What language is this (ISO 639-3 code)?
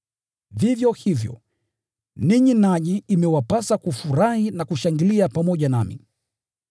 swa